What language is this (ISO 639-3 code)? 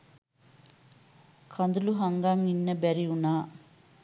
sin